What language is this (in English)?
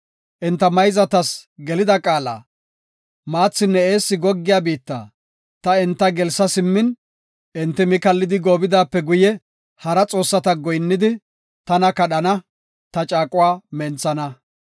Gofa